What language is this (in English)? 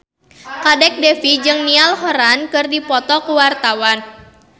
Sundanese